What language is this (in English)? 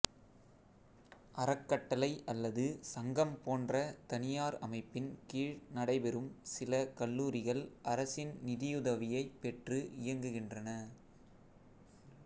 Tamil